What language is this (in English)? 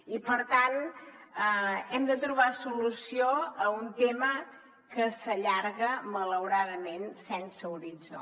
Catalan